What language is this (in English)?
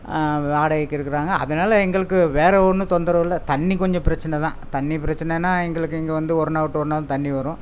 Tamil